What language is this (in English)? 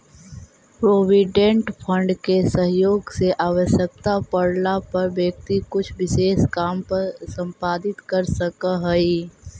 Magahi